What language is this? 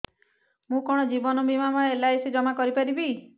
Odia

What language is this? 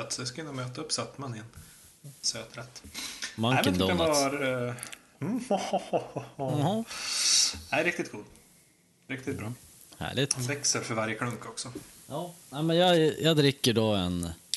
Swedish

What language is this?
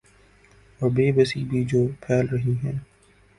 Urdu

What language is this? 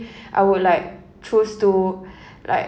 English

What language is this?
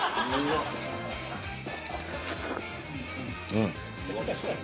Japanese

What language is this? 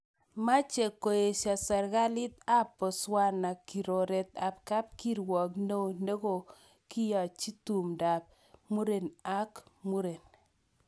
Kalenjin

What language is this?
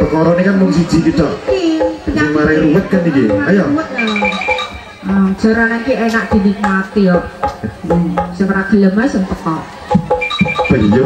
Indonesian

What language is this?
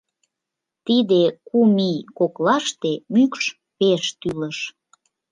Mari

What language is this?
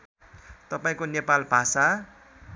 Nepali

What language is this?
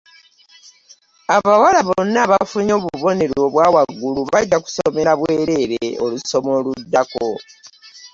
Ganda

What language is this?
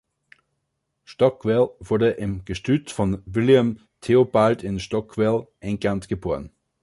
German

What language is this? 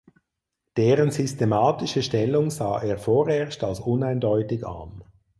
German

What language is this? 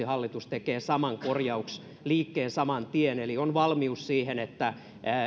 Finnish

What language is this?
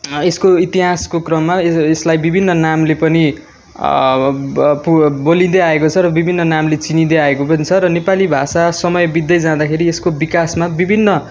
Nepali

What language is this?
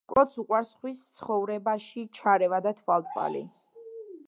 Georgian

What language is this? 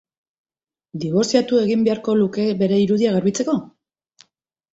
Basque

